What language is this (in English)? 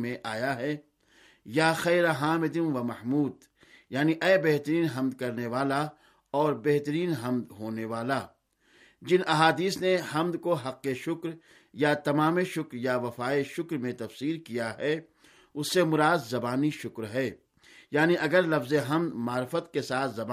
Urdu